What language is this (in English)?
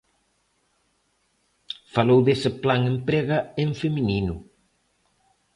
Galician